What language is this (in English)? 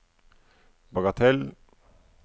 Norwegian